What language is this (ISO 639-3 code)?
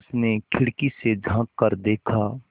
hin